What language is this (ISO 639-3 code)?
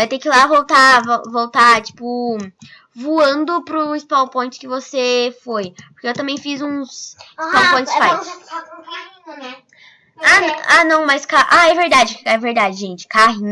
por